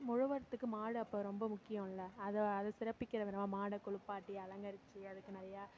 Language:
Tamil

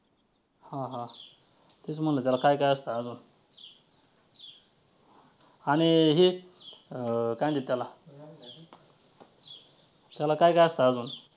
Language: Marathi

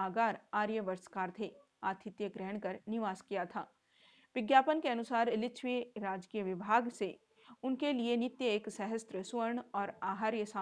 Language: Hindi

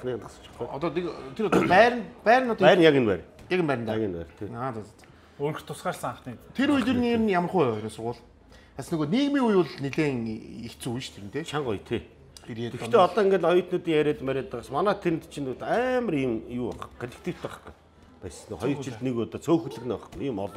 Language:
Korean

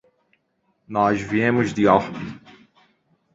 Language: Portuguese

